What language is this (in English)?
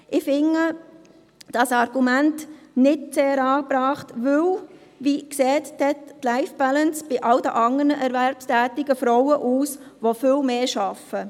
Swiss German